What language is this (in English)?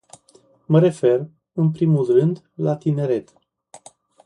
Romanian